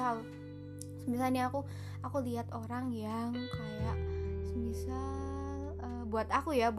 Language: Indonesian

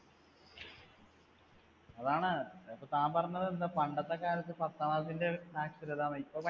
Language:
Malayalam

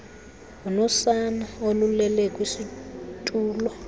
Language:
Xhosa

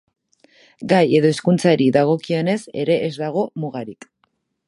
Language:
Basque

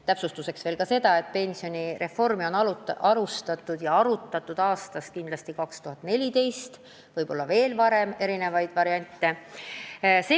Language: Estonian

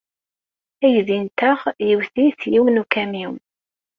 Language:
Kabyle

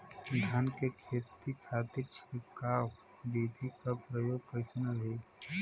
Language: Bhojpuri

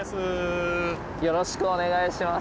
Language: Japanese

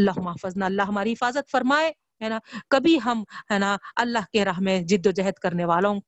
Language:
Urdu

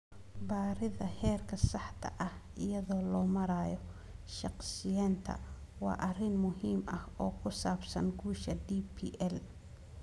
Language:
Somali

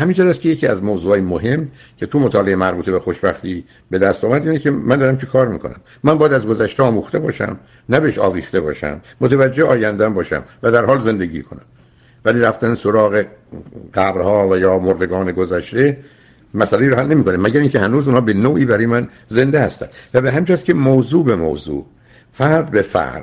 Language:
Persian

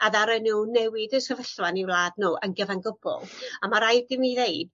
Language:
Welsh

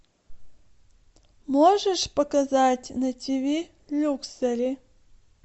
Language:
Russian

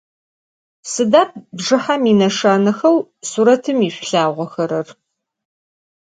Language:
Adyghe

